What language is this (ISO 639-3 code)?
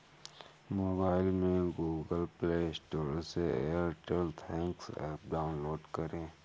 hin